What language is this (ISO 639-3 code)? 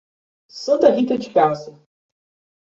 por